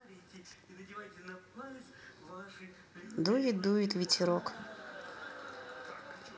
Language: Russian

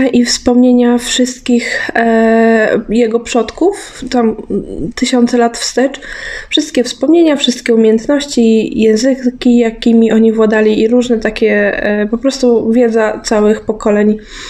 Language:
Polish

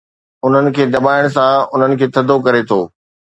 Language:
Sindhi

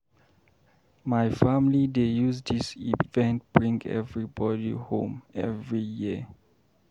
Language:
Nigerian Pidgin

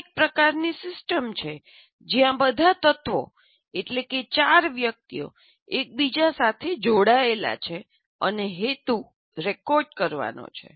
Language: Gujarati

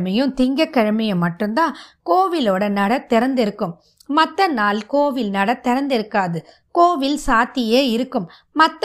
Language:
Tamil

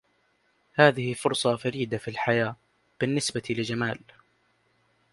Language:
Arabic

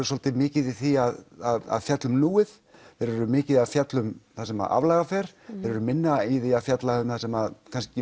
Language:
Icelandic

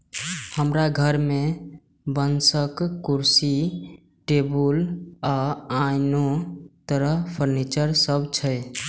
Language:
Maithili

